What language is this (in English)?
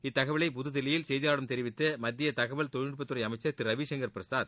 Tamil